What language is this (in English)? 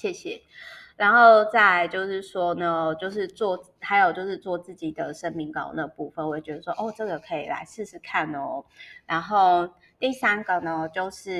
Chinese